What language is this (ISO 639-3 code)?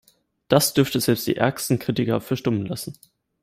deu